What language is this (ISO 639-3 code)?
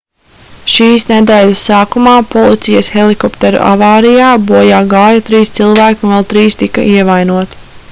lav